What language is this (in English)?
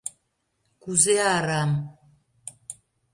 Mari